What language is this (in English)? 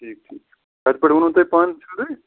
Kashmiri